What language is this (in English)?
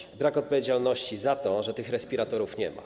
Polish